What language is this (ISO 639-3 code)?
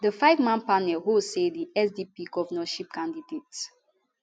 pcm